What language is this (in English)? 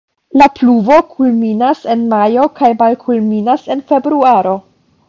Esperanto